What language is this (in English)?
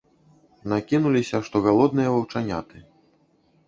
Belarusian